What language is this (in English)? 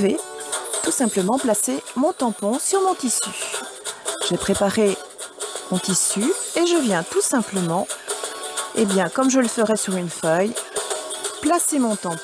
French